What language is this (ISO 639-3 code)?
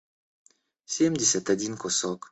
rus